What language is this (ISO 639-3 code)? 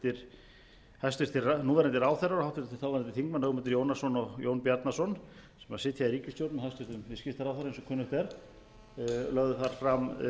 isl